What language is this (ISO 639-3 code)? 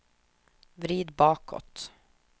swe